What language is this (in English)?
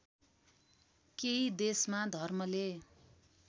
Nepali